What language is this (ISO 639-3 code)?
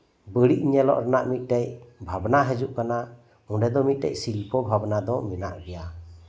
sat